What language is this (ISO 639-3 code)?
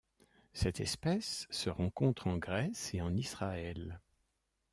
fra